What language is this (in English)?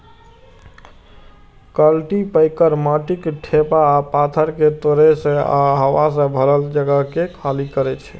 Maithili